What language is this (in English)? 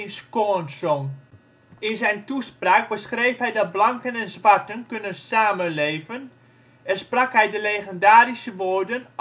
Dutch